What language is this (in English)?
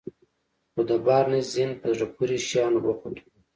Pashto